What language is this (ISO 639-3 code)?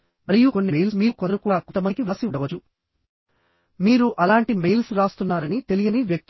tel